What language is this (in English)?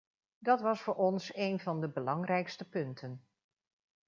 Dutch